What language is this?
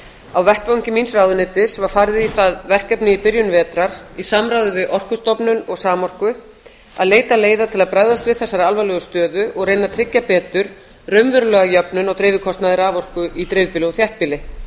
Icelandic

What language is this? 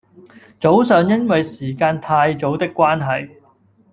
Cantonese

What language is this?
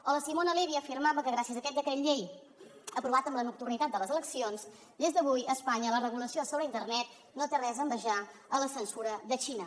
Catalan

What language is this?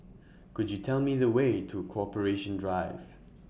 English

